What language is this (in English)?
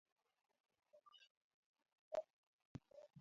Swahili